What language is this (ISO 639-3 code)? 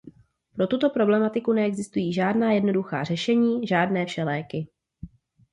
ces